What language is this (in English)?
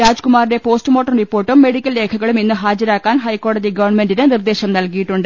Malayalam